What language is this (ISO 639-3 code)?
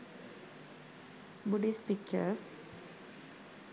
sin